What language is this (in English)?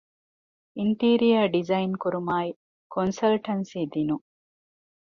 Divehi